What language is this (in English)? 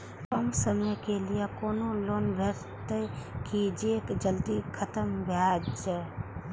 Maithili